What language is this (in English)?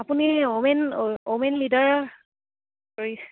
Assamese